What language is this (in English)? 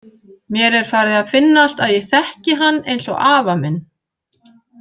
Icelandic